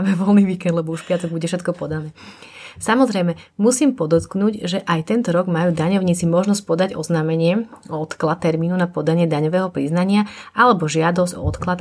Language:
Slovak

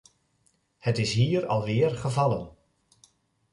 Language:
Dutch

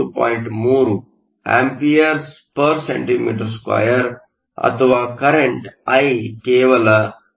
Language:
Kannada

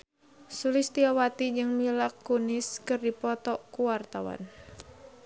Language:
Sundanese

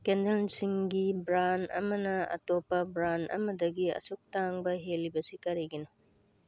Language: Manipuri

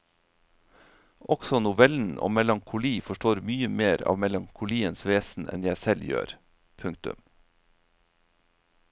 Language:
Norwegian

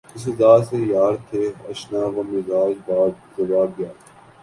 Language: Urdu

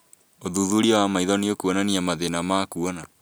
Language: Kikuyu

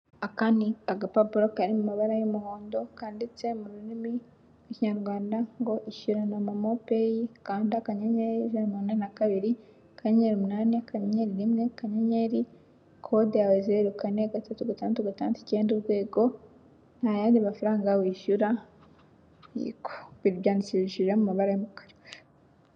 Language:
Kinyarwanda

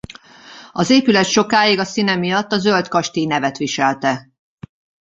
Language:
Hungarian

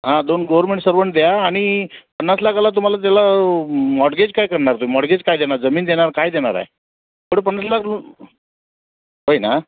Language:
Marathi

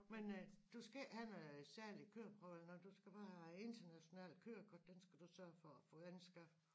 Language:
Danish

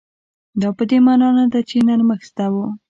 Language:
Pashto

